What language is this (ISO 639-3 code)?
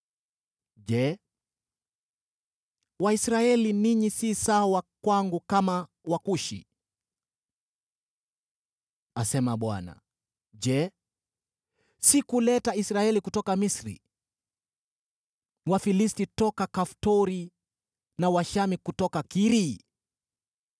swa